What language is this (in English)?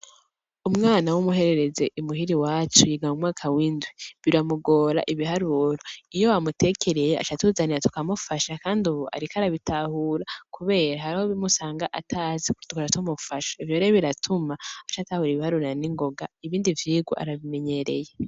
Rundi